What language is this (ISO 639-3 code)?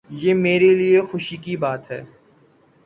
urd